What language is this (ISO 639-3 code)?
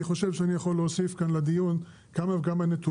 heb